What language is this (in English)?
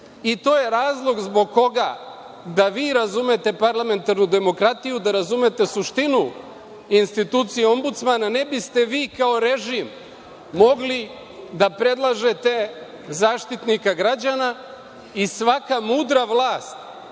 Serbian